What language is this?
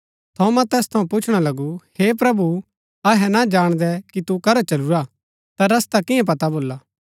Gaddi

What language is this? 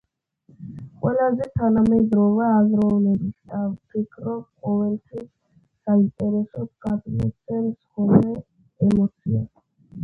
Georgian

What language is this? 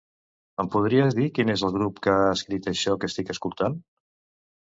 Catalan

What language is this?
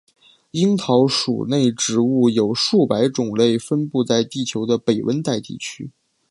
Chinese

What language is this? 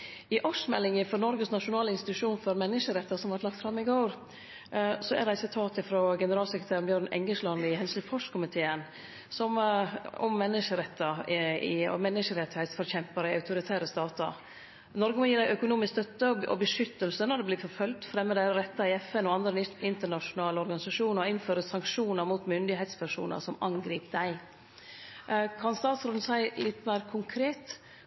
Norwegian Nynorsk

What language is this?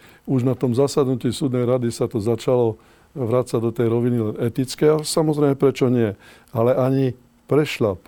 Slovak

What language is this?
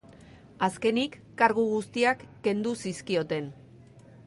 Basque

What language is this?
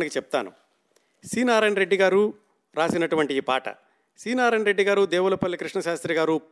Telugu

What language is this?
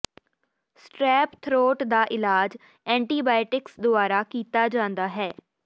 Punjabi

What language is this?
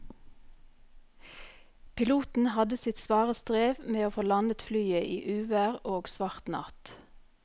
Norwegian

